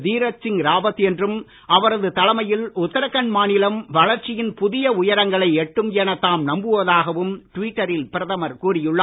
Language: Tamil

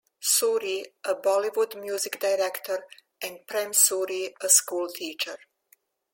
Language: English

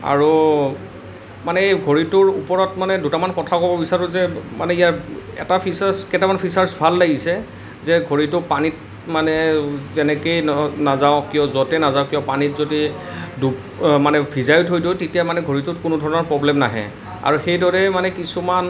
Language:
Assamese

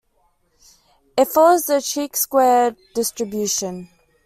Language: English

